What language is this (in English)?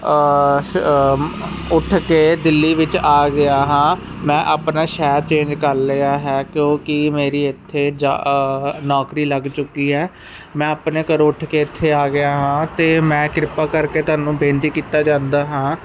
Punjabi